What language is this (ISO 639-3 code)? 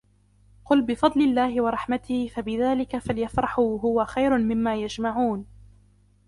ara